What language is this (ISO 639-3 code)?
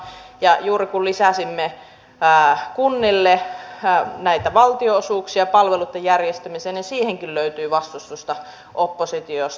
fin